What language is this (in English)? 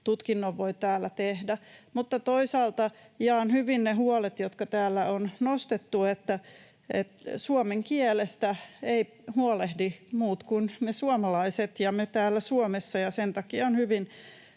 Finnish